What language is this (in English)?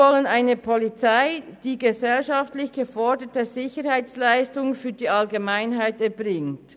Swiss German